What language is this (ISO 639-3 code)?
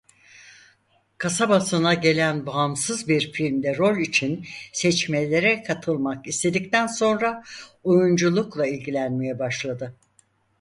tur